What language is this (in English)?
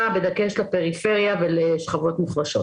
Hebrew